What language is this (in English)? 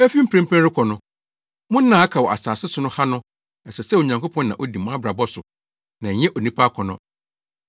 Akan